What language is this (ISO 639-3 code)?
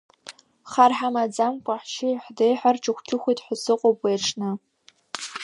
abk